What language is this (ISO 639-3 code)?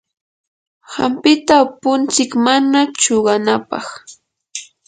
qur